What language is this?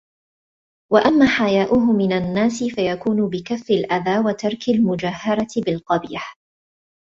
Arabic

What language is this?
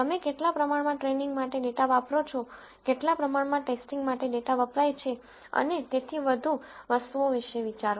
Gujarati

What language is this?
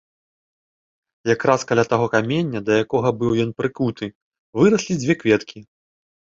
Belarusian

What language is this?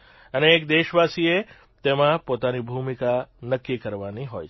Gujarati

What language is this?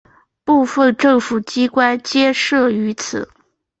Chinese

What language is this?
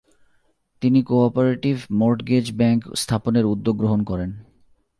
Bangla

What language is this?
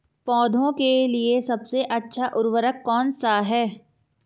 Hindi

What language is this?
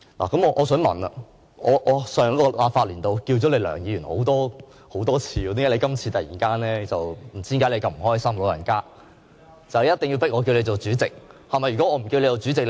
Cantonese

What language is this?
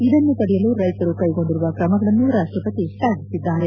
Kannada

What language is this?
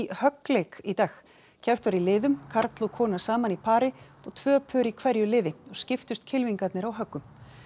Icelandic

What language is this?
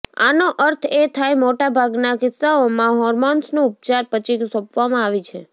Gujarati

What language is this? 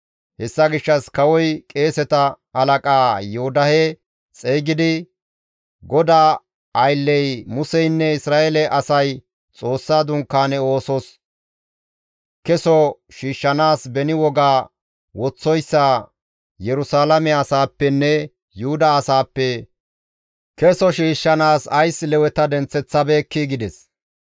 Gamo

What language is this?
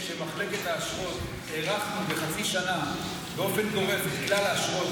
Hebrew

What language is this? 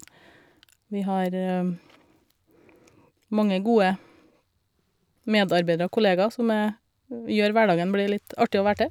Norwegian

